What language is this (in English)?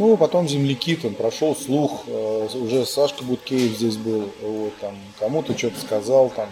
Russian